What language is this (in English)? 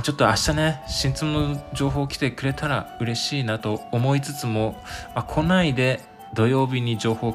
Japanese